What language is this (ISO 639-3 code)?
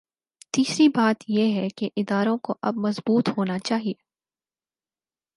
urd